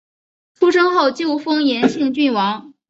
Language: Chinese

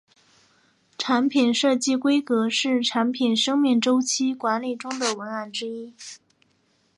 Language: Chinese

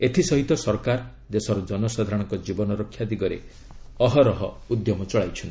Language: Odia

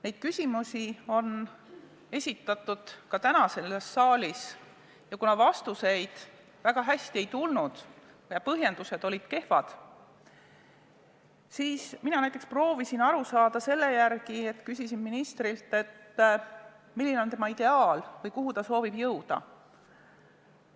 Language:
Estonian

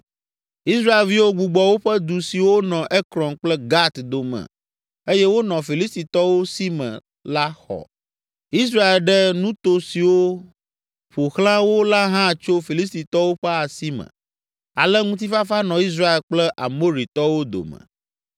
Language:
Ewe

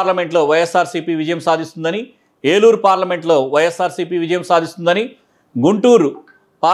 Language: Telugu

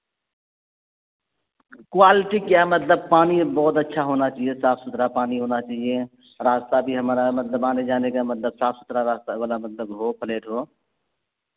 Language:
Urdu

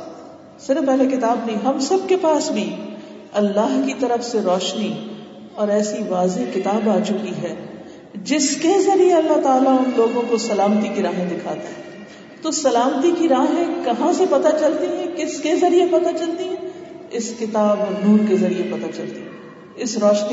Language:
Urdu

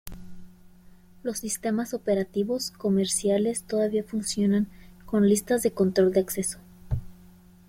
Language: Spanish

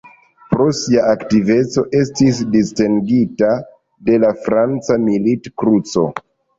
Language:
Esperanto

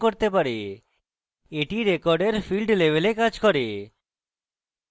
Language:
Bangla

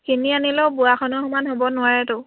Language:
Assamese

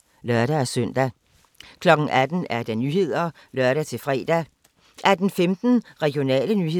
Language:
Danish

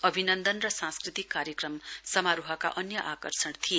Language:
Nepali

